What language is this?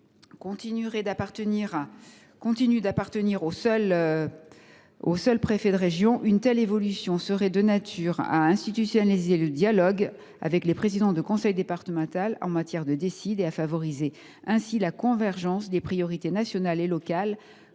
French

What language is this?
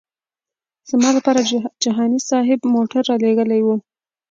Pashto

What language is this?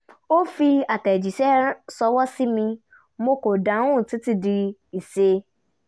Yoruba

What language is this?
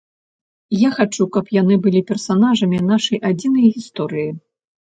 Belarusian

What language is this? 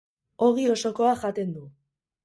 Basque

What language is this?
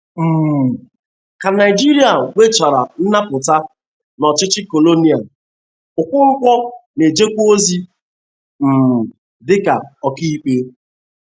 Igbo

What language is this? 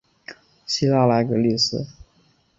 Chinese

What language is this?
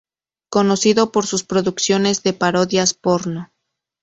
Spanish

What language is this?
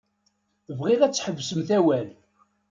Kabyle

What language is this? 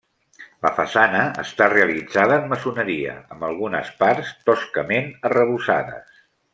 Catalan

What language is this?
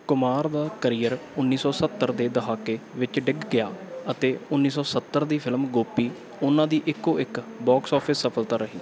Punjabi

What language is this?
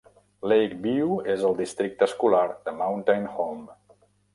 Catalan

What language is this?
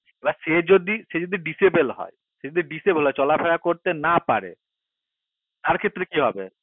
Bangla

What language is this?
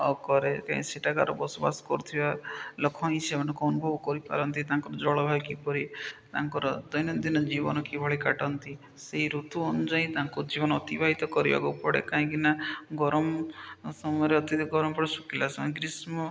Odia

